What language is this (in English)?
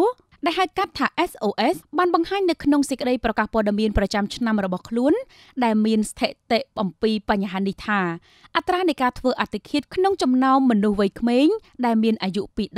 Thai